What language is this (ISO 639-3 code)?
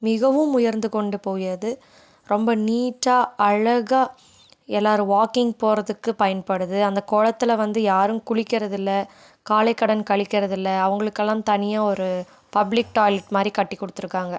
tam